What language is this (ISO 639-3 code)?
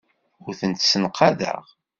kab